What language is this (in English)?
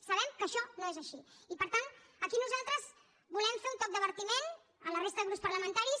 Catalan